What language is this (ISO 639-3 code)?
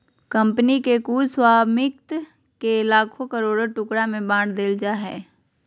mag